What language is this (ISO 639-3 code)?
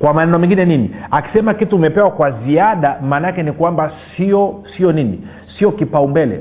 swa